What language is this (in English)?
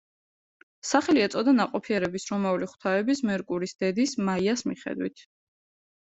Georgian